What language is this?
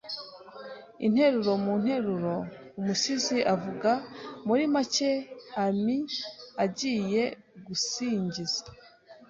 Kinyarwanda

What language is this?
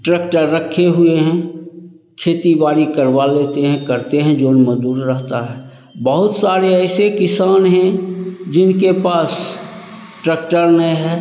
Hindi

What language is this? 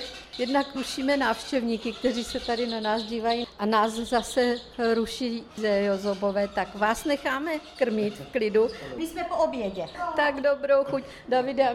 Czech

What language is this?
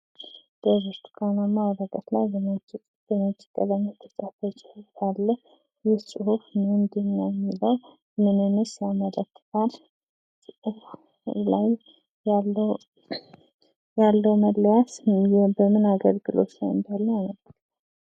Amharic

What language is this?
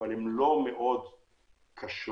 Hebrew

